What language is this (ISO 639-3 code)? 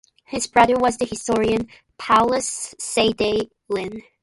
eng